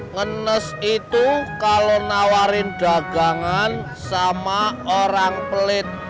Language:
Indonesian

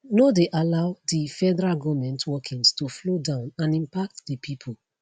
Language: Nigerian Pidgin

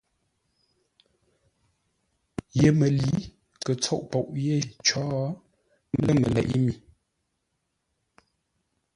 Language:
Ngombale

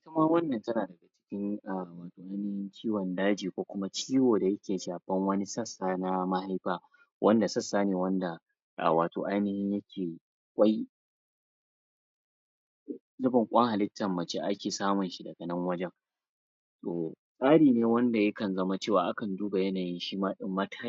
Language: Hausa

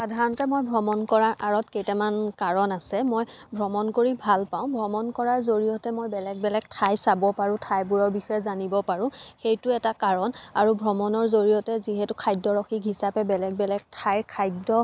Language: Assamese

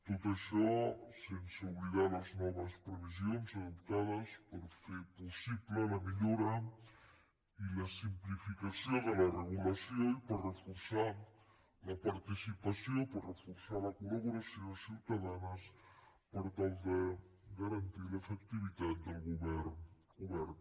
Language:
Catalan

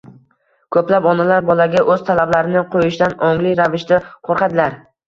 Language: Uzbek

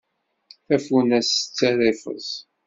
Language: Kabyle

